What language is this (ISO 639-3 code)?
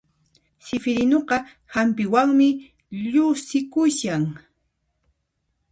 qxp